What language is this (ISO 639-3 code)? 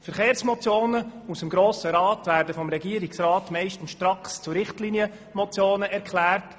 gsw